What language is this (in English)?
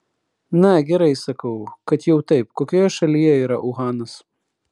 Lithuanian